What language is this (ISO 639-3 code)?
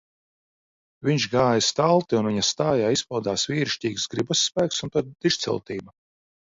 lav